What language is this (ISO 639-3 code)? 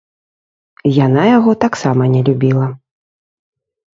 bel